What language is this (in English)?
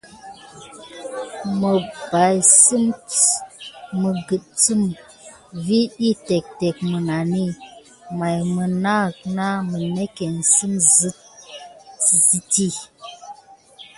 Gidar